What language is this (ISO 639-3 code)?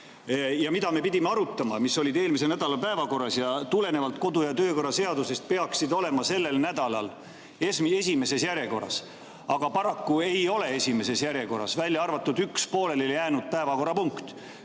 est